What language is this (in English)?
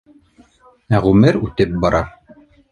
Bashkir